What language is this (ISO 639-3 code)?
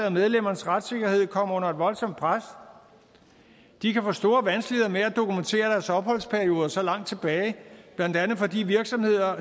dan